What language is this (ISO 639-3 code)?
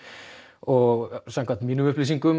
isl